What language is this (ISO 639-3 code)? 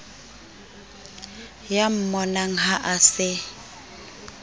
sot